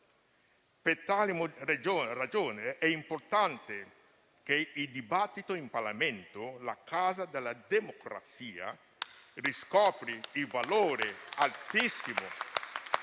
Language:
Italian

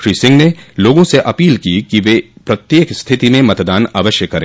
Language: Hindi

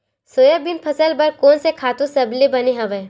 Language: Chhattisgarhi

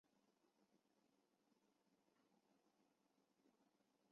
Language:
Chinese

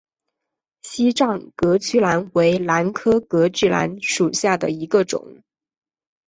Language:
Chinese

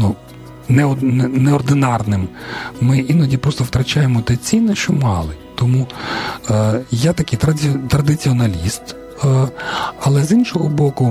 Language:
Ukrainian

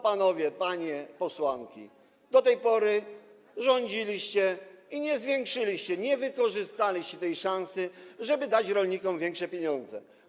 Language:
Polish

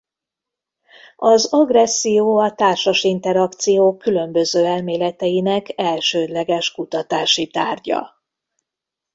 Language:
Hungarian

